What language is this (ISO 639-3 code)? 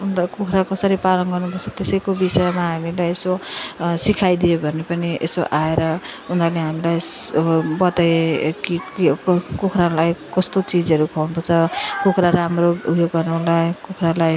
nep